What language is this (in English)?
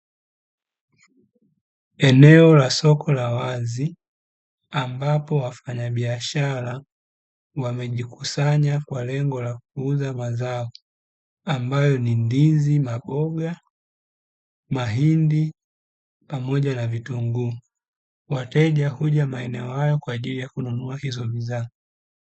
Swahili